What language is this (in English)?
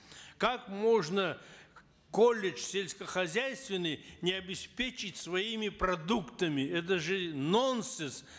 Kazakh